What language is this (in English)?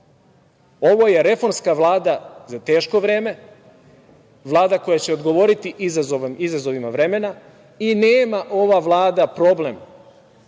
Serbian